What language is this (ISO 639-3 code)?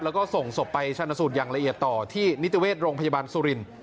tha